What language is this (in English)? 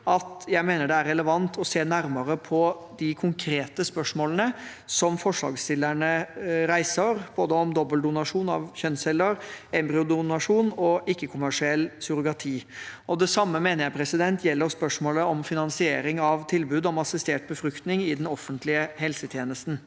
Norwegian